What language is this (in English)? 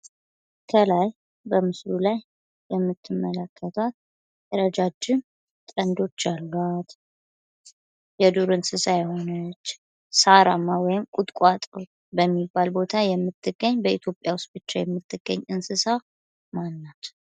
Amharic